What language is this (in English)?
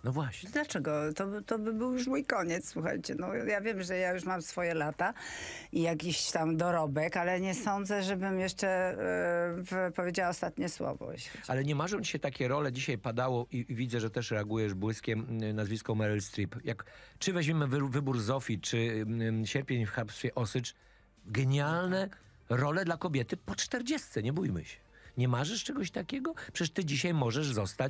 Polish